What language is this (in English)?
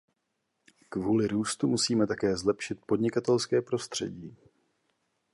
Czech